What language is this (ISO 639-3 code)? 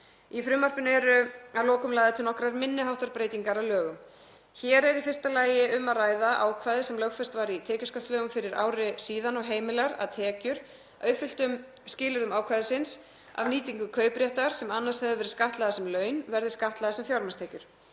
isl